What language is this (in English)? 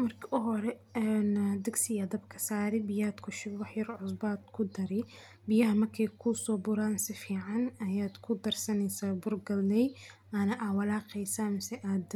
Somali